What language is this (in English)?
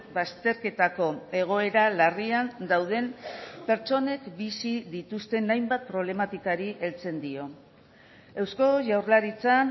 Basque